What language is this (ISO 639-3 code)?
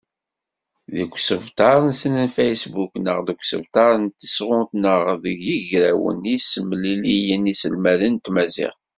kab